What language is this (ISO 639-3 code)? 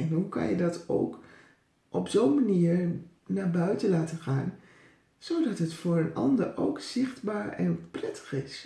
nld